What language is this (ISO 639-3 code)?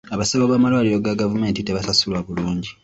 lug